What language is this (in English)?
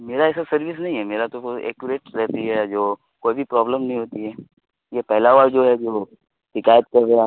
Urdu